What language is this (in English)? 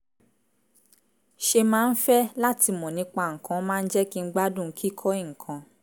Yoruba